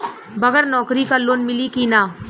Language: Bhojpuri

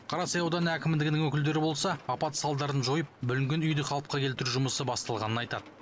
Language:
Kazakh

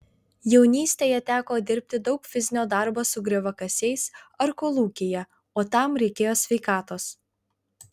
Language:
Lithuanian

